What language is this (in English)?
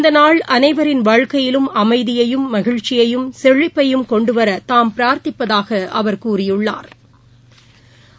Tamil